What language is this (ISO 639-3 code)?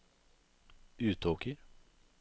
nor